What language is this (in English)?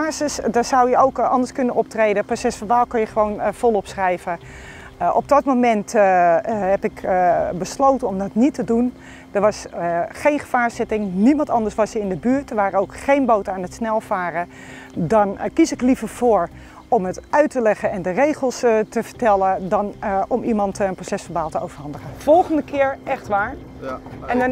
Dutch